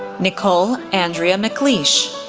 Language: English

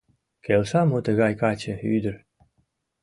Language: Mari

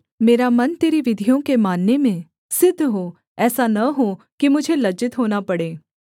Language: Hindi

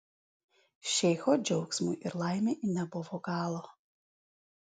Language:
Lithuanian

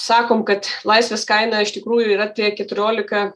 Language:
Lithuanian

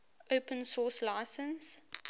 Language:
English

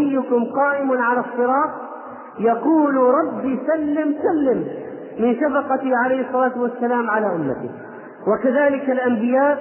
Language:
Arabic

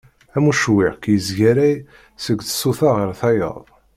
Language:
Kabyle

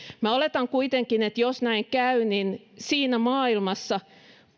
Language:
Finnish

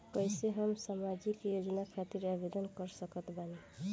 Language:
Bhojpuri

